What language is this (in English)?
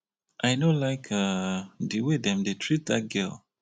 Nigerian Pidgin